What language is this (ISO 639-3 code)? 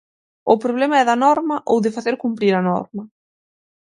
glg